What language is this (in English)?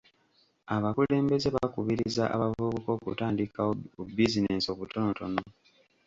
Ganda